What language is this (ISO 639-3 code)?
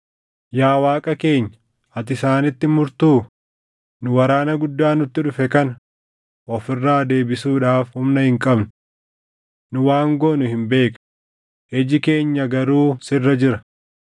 orm